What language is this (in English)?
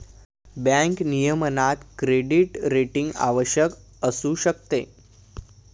Marathi